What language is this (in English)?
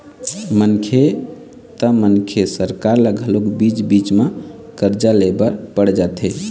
Chhattisgarhi